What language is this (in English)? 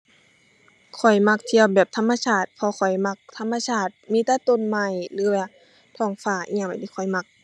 Thai